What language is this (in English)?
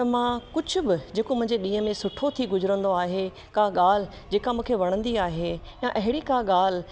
Sindhi